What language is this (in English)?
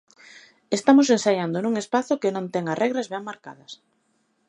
Galician